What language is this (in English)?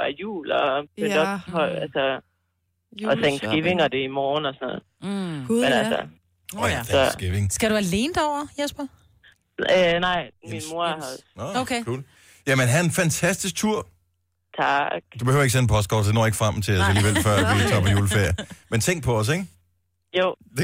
Danish